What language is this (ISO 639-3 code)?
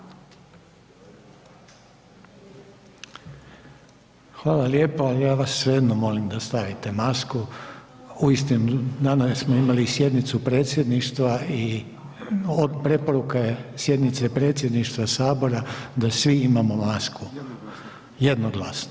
hrv